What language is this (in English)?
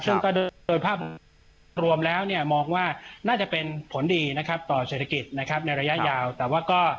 Thai